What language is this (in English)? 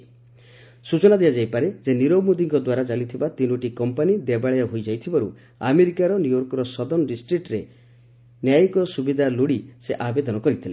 Odia